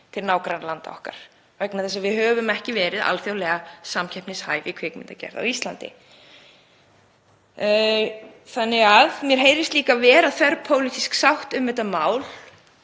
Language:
Icelandic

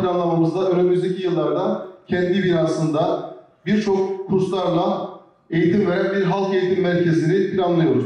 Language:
Turkish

